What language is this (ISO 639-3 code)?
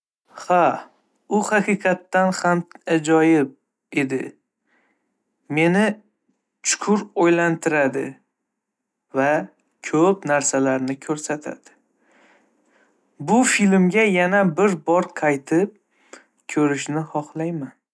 uzb